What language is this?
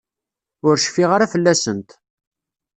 Kabyle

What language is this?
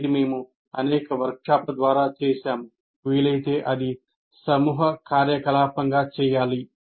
Telugu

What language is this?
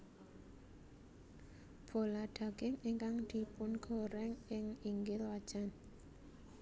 Javanese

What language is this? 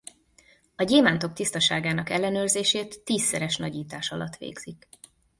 Hungarian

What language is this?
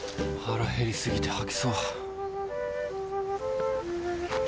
Japanese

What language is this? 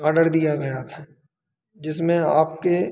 Hindi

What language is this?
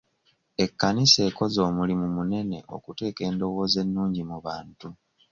Ganda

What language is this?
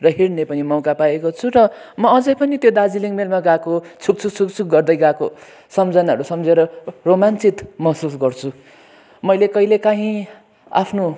Nepali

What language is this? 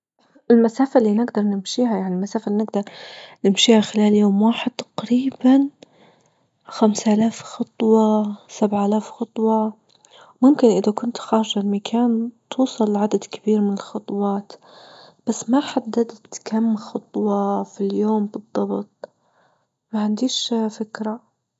Libyan Arabic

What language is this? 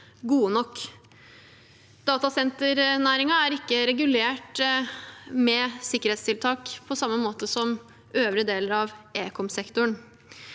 Norwegian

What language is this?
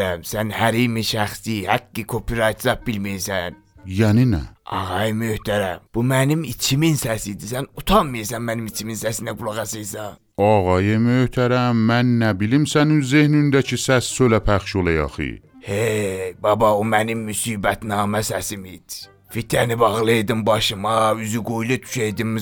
Persian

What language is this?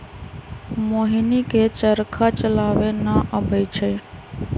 Magahi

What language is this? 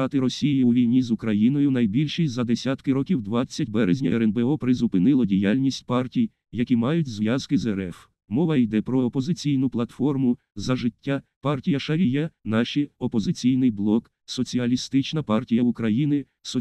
Ukrainian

